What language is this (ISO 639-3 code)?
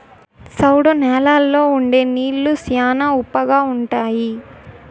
tel